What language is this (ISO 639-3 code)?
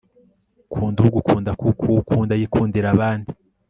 kin